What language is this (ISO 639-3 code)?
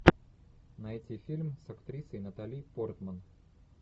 rus